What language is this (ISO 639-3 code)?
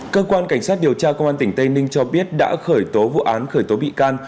vie